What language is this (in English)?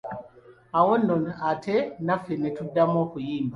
Ganda